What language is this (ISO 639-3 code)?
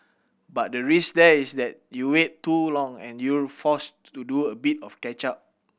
eng